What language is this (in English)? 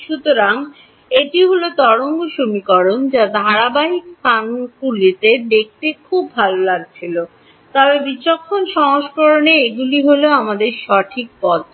Bangla